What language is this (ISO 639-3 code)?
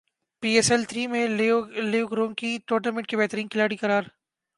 urd